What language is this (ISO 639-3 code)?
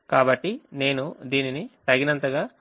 tel